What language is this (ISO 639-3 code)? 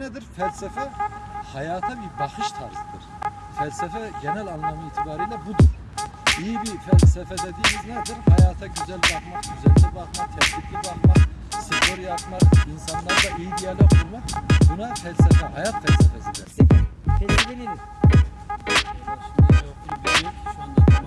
tur